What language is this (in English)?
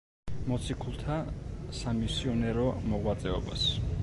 Georgian